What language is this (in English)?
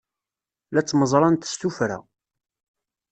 Kabyle